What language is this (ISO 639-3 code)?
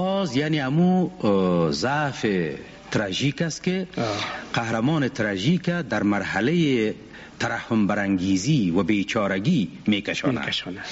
fas